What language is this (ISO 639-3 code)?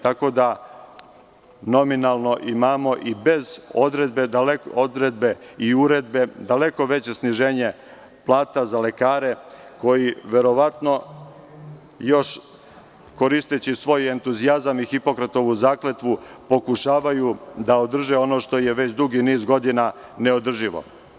srp